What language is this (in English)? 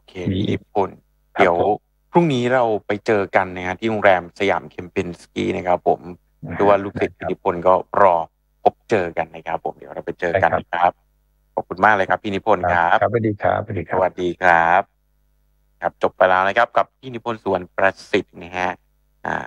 Thai